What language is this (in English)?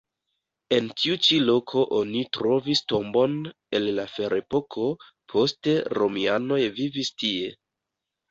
Esperanto